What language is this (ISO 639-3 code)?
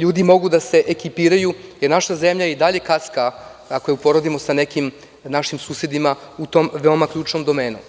srp